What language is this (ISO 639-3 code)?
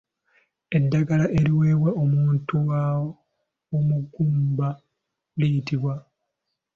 lug